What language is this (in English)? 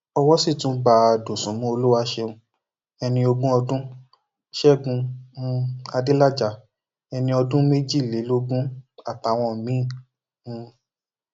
Yoruba